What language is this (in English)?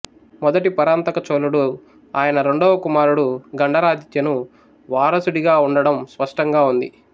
Telugu